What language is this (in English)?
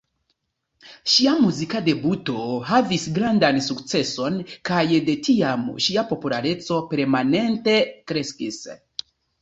Esperanto